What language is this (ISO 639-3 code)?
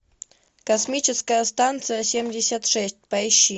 rus